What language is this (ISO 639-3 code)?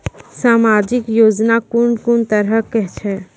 mai